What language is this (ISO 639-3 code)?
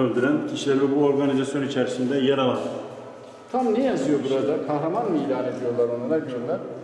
tur